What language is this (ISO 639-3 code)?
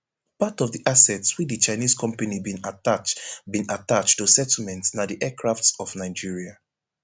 pcm